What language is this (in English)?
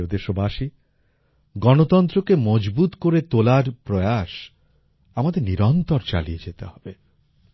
Bangla